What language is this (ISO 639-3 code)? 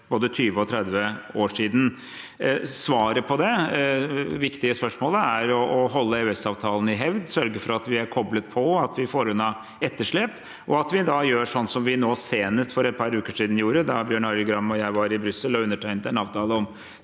nor